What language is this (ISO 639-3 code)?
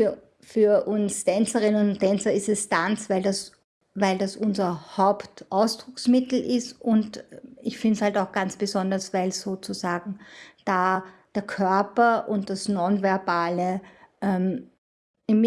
deu